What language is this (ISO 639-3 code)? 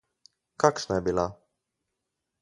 slv